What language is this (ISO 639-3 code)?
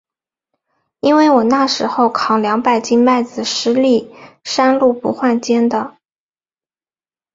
zho